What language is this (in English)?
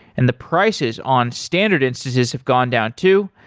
English